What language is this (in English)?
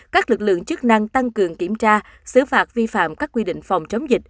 Vietnamese